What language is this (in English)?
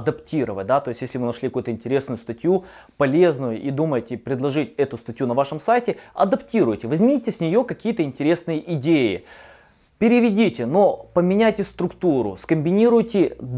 Russian